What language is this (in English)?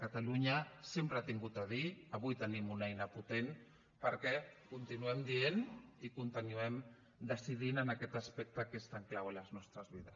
Catalan